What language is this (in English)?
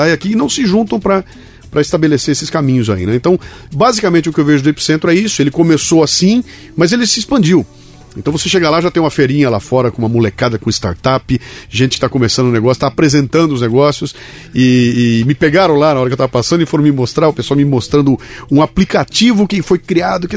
Portuguese